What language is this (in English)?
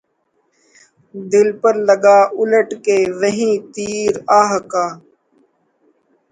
Urdu